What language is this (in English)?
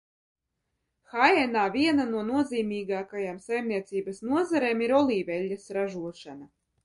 Latvian